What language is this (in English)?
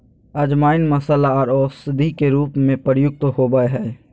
Magahi